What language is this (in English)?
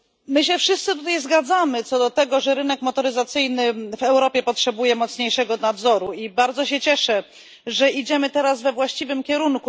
Polish